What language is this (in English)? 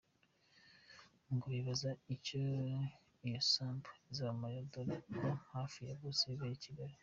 Kinyarwanda